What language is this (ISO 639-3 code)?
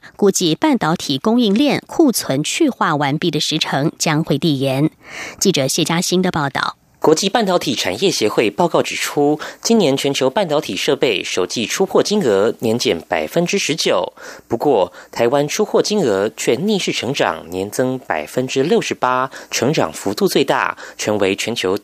zho